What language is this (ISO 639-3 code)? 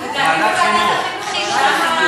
heb